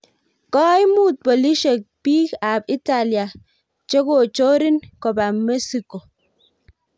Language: Kalenjin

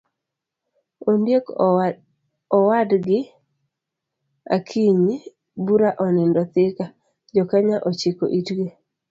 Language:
Luo (Kenya and Tanzania)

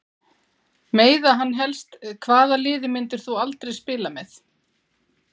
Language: Icelandic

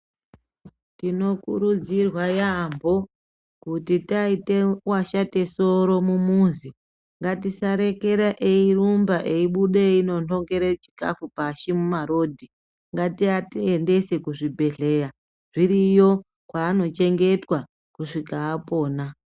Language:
Ndau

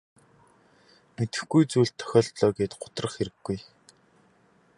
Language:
Mongolian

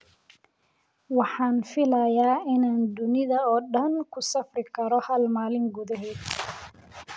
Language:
Somali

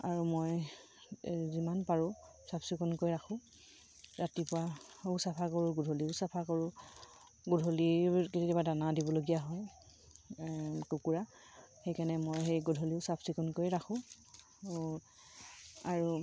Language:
Assamese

